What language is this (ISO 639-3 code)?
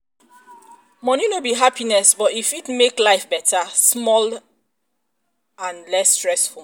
pcm